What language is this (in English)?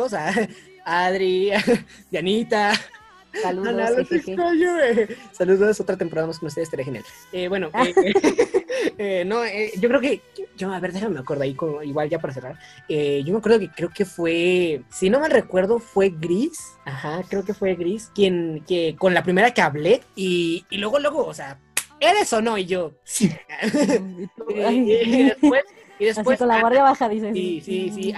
Spanish